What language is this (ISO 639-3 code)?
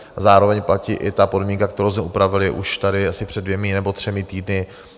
ces